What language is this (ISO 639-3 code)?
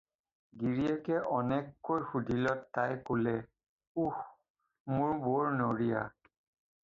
asm